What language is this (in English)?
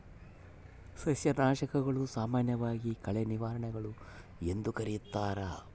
Kannada